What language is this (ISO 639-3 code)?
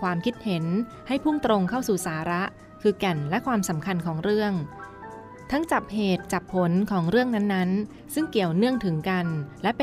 tha